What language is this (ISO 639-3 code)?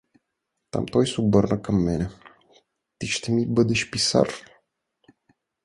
bul